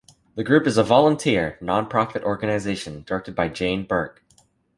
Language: English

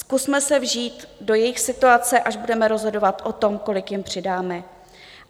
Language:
Czech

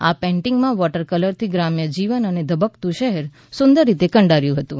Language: Gujarati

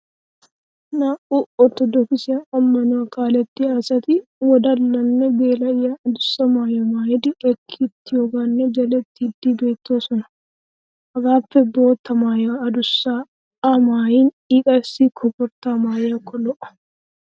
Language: Wolaytta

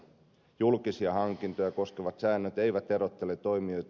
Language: Finnish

